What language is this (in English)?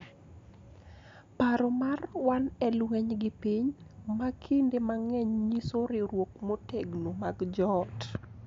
Luo (Kenya and Tanzania)